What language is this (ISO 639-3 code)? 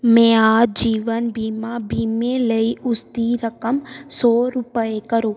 pan